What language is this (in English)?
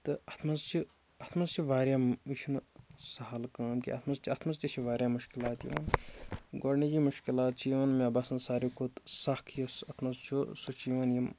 Kashmiri